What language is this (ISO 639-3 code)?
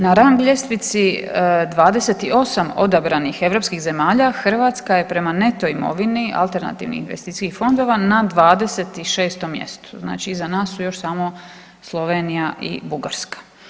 hrv